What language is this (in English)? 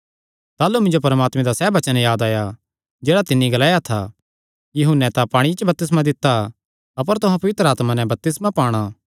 Kangri